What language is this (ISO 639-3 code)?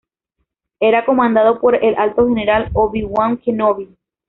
spa